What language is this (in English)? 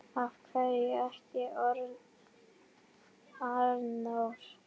Icelandic